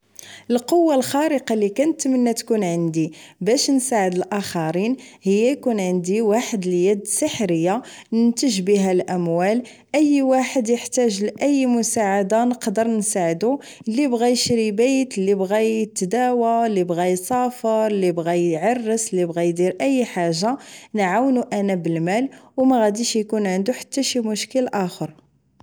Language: Moroccan Arabic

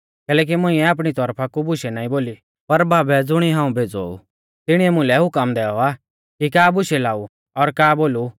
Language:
Mahasu Pahari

